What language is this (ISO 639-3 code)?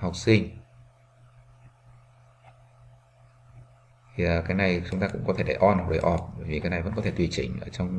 vie